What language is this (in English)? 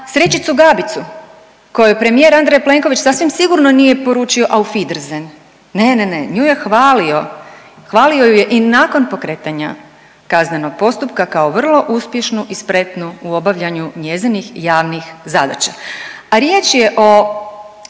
Croatian